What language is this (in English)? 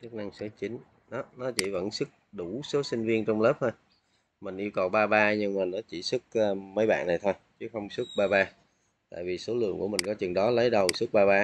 Vietnamese